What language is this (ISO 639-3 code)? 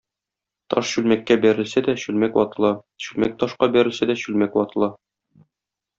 tat